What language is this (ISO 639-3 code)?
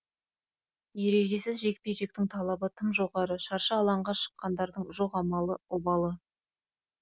kaz